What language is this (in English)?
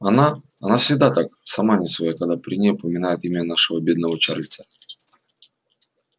Russian